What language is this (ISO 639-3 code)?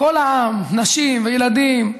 heb